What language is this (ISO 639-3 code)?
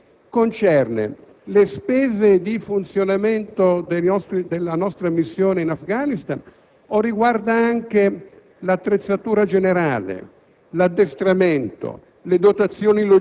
ita